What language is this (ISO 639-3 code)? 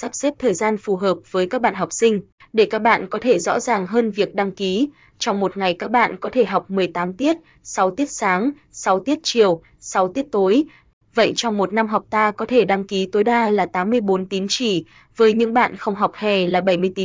vie